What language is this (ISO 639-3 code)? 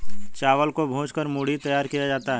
hin